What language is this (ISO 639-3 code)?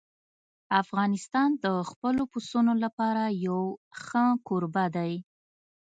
pus